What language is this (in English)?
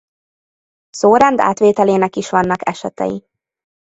Hungarian